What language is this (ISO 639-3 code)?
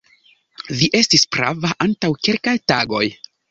epo